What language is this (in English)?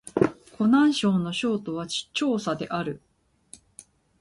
Japanese